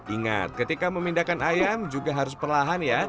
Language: Indonesian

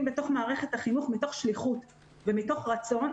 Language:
Hebrew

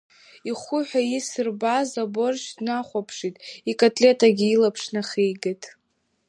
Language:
Abkhazian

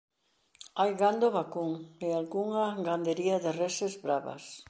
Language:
Galician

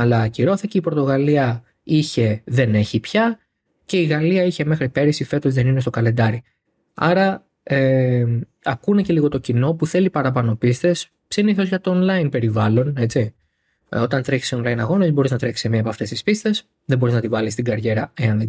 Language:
Greek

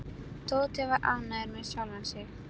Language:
Icelandic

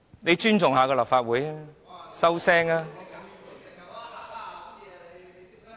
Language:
Cantonese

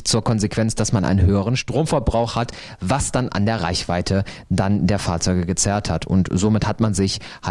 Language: German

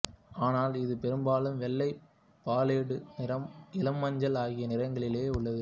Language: Tamil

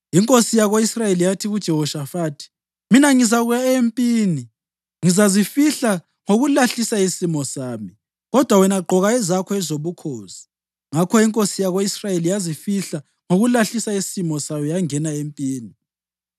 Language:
North Ndebele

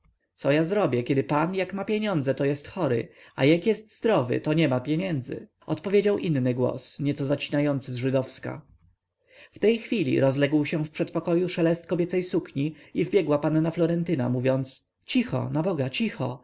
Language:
Polish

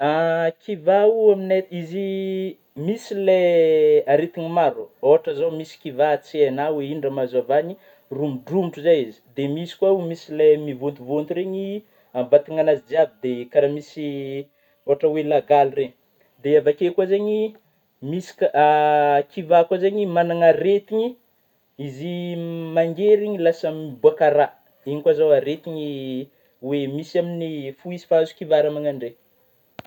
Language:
Northern Betsimisaraka Malagasy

